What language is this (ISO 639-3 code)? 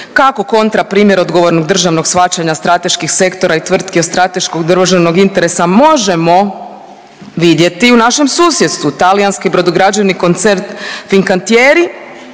hrv